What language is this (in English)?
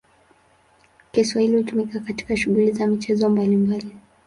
Swahili